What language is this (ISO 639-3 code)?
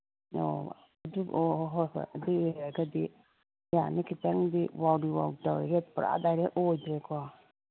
mni